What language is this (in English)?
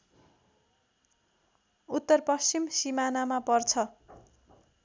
Nepali